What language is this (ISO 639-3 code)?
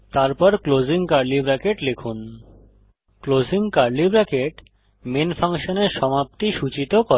ben